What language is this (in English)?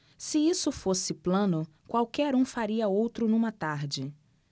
Portuguese